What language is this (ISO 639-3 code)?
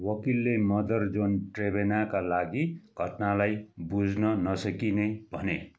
nep